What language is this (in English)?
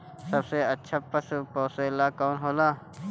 Bhojpuri